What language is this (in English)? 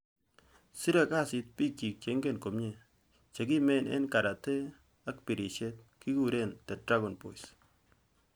Kalenjin